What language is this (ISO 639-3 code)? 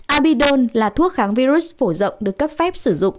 vie